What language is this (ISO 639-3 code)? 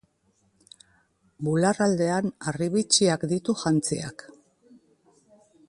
eus